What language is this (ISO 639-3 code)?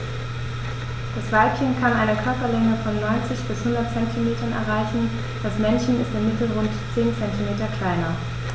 deu